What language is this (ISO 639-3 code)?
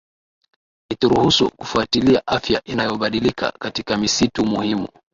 swa